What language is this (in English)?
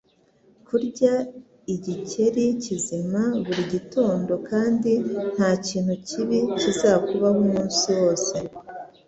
Kinyarwanda